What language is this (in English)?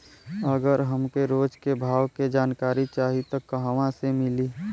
Bhojpuri